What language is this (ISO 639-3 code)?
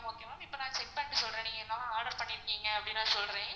tam